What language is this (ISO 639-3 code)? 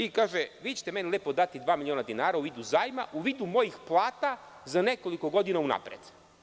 srp